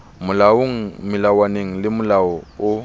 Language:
Southern Sotho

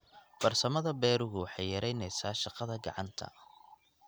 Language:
Somali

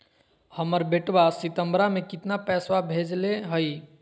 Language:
Magahi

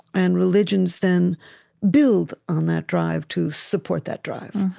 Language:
English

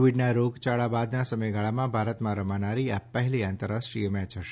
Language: Gujarati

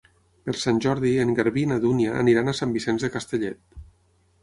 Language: Catalan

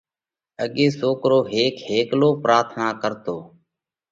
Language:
Parkari Koli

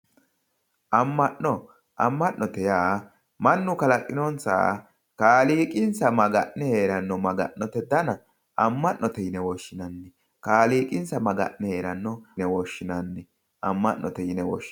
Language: Sidamo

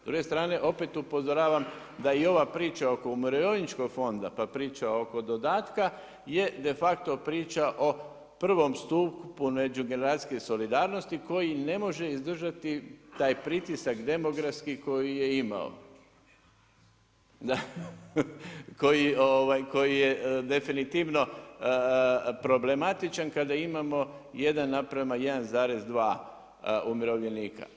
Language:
Croatian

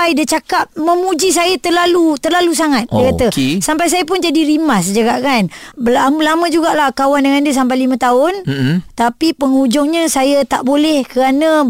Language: Malay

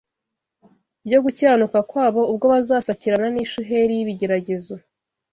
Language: Kinyarwanda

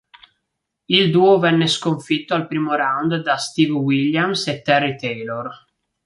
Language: Italian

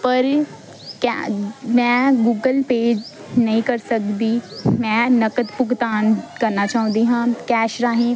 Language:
Punjabi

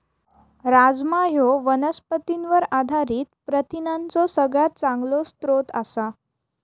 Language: Marathi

